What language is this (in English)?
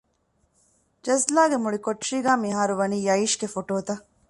Divehi